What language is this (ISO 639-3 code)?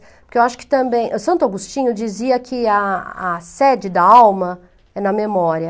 por